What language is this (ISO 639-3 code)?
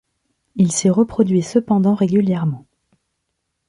fra